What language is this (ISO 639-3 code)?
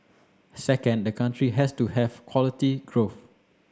eng